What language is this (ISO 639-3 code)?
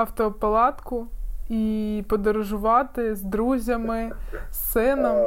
ukr